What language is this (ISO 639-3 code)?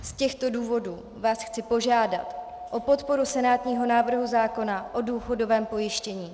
ces